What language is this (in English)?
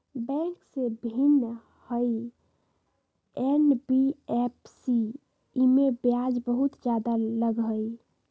Magahi